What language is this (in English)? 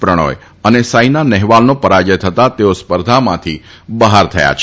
Gujarati